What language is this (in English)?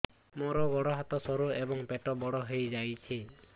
Odia